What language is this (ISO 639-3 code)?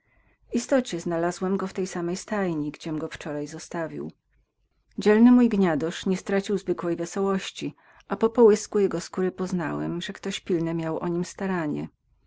pol